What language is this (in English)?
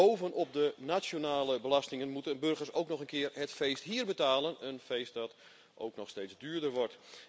Dutch